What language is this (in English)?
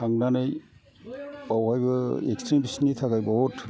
Bodo